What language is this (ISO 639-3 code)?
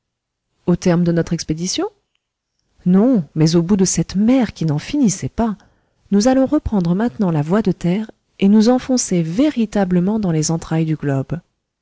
fra